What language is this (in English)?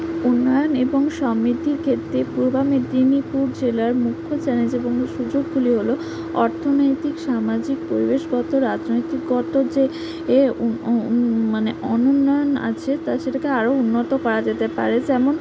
Bangla